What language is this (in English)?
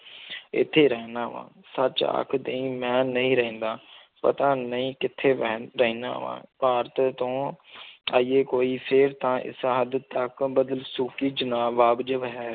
Punjabi